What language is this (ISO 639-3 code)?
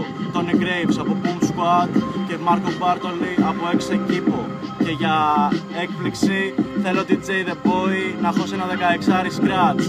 ell